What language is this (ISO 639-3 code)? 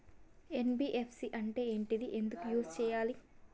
tel